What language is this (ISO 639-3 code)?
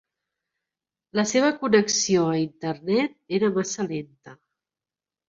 cat